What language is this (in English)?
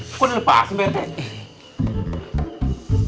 Indonesian